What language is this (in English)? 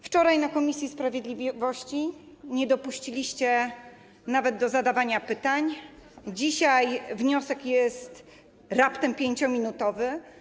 Polish